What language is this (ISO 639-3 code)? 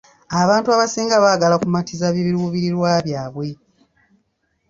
lug